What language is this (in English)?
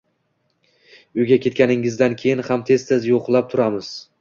Uzbek